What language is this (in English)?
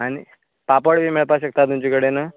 Konkani